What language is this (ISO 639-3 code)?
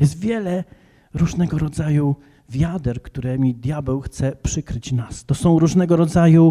pol